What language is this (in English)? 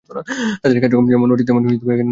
Bangla